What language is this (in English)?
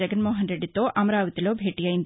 Telugu